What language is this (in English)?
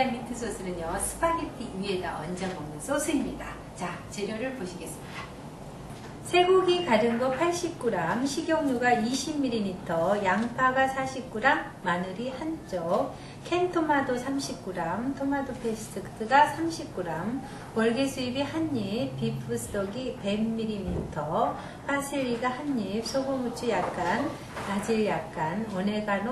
Korean